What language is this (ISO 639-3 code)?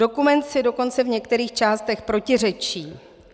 ces